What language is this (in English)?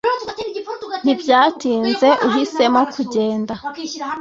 Kinyarwanda